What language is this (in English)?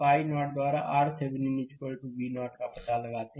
Hindi